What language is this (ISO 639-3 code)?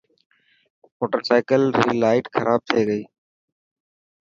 mki